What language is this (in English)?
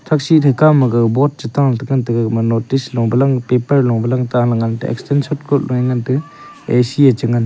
Wancho Naga